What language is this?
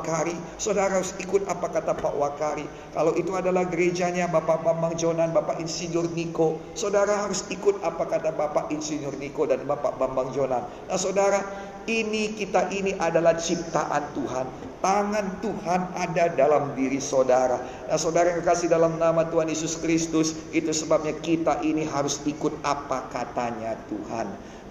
Indonesian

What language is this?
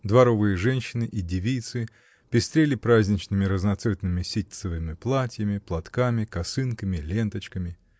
Russian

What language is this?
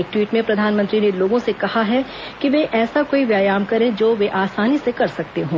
Hindi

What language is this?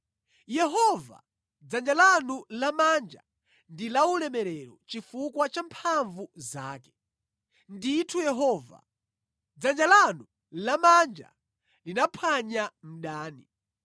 Nyanja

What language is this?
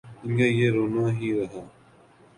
Urdu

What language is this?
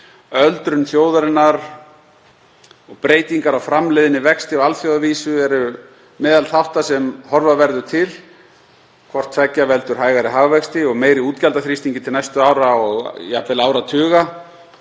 Icelandic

